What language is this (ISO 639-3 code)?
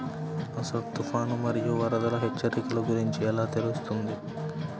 tel